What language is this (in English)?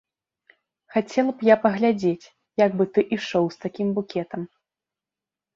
Belarusian